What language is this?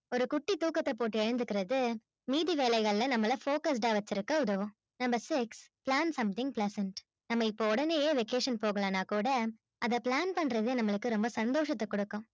Tamil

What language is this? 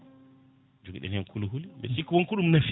Fula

